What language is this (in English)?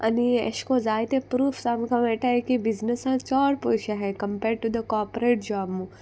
Konkani